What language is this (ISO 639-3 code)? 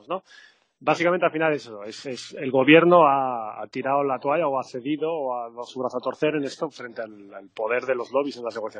spa